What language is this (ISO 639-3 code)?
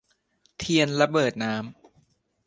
tha